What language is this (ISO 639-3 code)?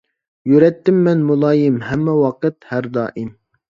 uig